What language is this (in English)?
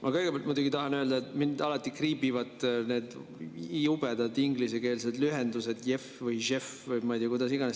Estonian